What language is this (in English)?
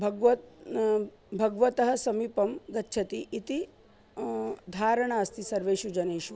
Sanskrit